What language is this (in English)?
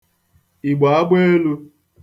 Igbo